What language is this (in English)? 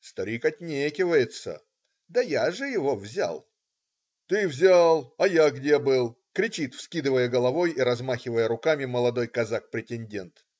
Russian